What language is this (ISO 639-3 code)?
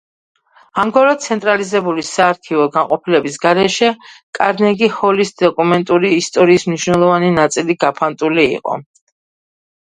kat